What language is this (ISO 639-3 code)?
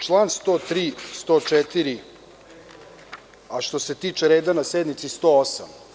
srp